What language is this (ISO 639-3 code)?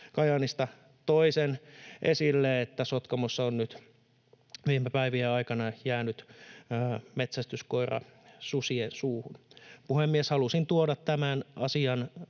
fin